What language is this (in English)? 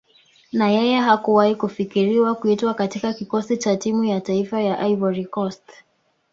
Swahili